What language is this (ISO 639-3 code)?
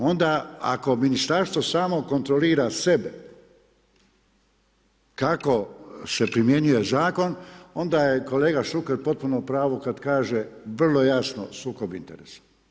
hrv